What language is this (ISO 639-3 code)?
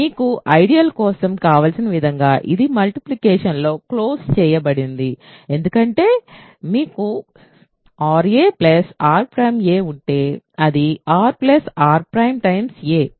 tel